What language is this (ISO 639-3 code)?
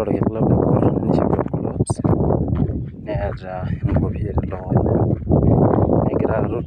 mas